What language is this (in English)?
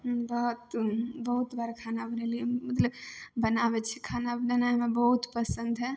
Maithili